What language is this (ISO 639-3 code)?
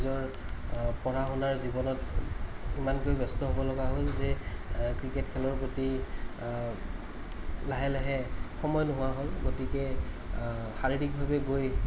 asm